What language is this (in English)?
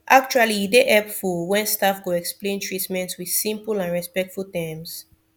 Nigerian Pidgin